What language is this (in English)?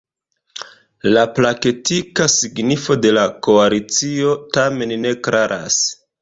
Esperanto